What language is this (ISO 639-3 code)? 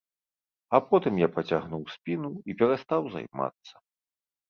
bel